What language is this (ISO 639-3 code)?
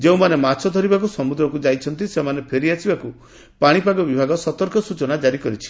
ori